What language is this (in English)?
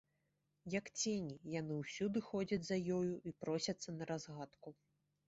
Belarusian